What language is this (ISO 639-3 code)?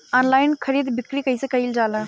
bho